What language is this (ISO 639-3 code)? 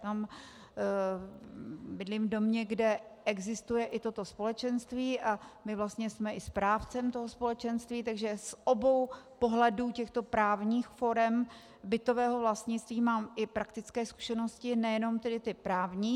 ces